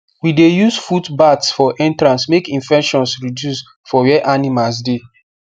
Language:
Nigerian Pidgin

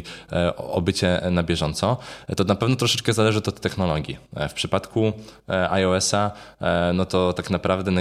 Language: Polish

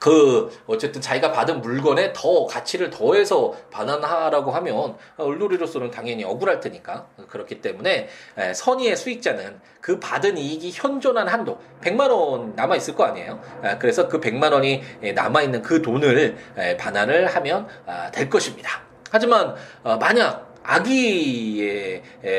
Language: Korean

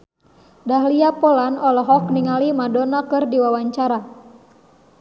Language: Sundanese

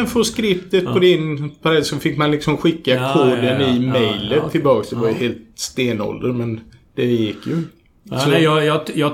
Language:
Swedish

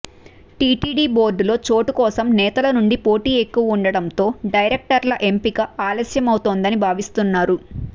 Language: Telugu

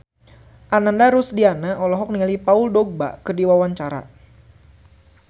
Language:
Sundanese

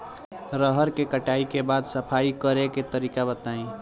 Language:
Bhojpuri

